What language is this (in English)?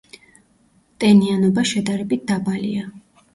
Georgian